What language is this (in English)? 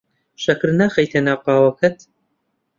Central Kurdish